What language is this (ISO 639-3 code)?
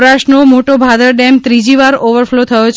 guj